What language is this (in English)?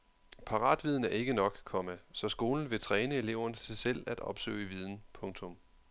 Danish